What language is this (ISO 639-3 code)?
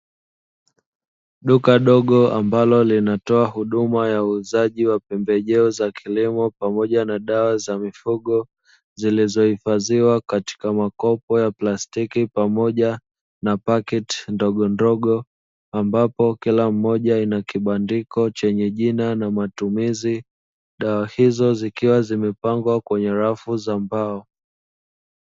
swa